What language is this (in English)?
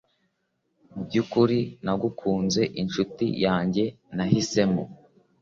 Kinyarwanda